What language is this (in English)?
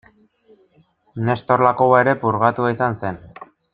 Basque